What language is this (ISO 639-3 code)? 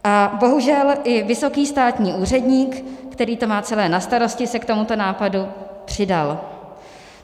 ces